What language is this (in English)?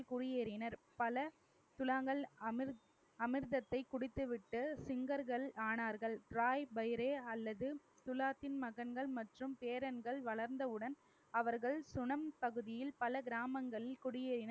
Tamil